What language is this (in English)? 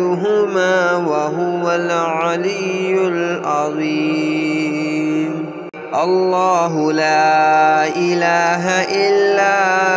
Arabic